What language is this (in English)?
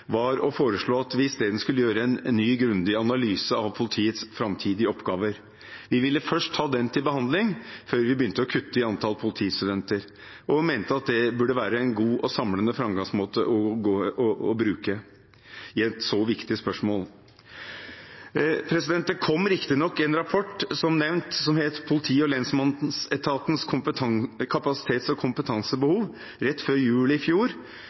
Norwegian Bokmål